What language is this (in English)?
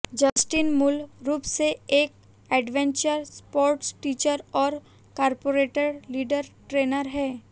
Hindi